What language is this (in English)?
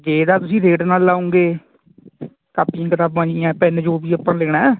Punjabi